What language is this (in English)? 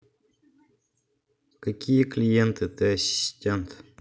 Russian